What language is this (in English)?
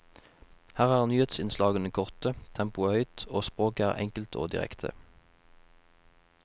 Norwegian